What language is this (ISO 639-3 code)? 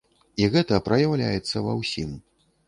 bel